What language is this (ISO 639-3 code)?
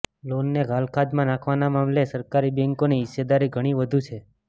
guj